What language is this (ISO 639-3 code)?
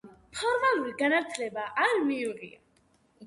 kat